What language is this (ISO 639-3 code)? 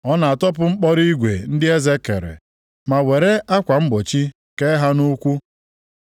ibo